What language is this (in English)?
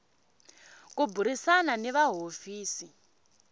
Tsonga